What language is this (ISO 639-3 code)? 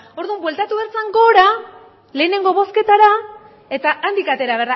eus